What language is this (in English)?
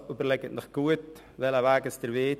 Swiss German